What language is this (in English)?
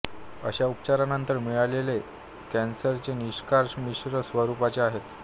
Marathi